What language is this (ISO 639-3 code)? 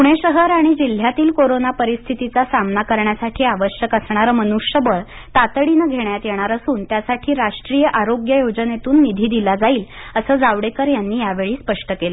mar